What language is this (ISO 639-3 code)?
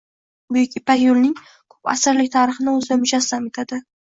uzb